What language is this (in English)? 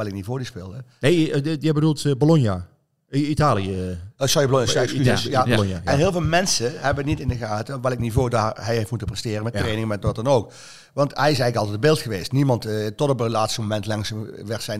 Dutch